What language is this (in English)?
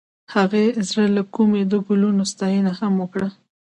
Pashto